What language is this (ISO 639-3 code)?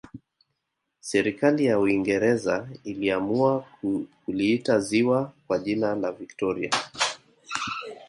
swa